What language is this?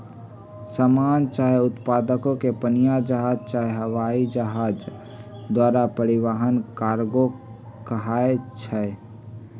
Magahi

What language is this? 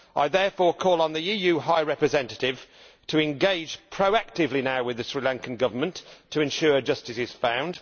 English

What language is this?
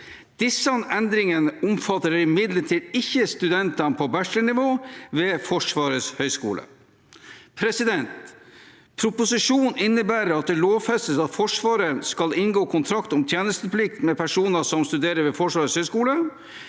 Norwegian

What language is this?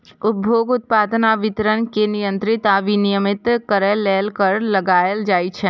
Maithili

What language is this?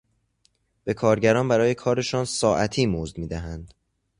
Persian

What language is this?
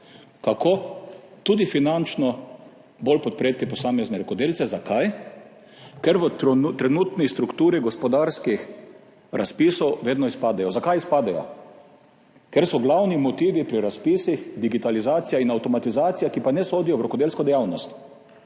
Slovenian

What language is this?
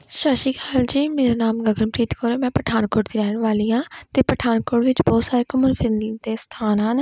Punjabi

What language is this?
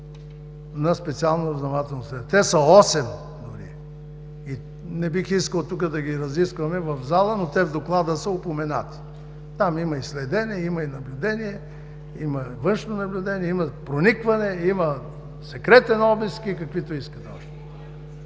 Bulgarian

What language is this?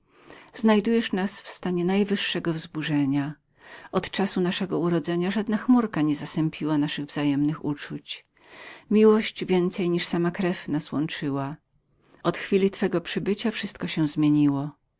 Polish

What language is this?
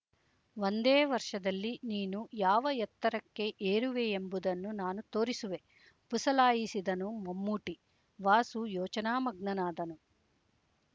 Kannada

